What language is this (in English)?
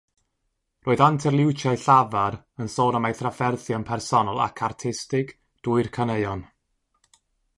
Welsh